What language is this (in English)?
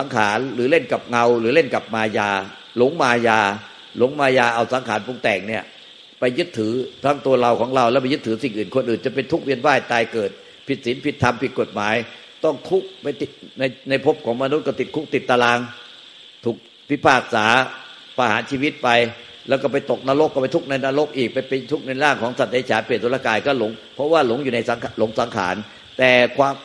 Thai